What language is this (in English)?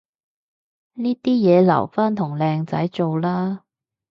Cantonese